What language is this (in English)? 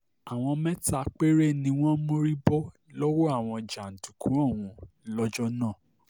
Yoruba